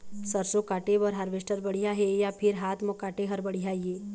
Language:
Chhattisgarhi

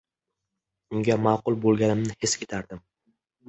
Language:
Uzbek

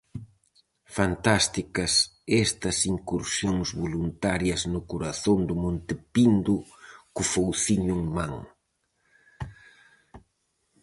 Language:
Galician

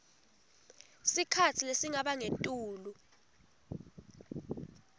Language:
Swati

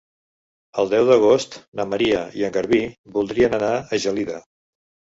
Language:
Catalan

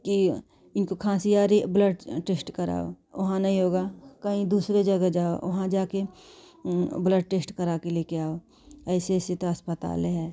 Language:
Hindi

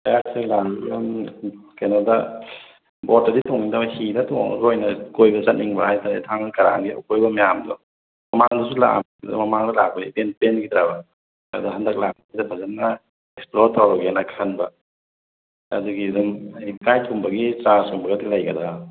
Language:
Manipuri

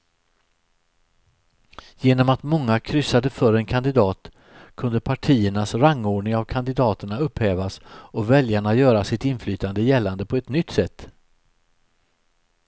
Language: Swedish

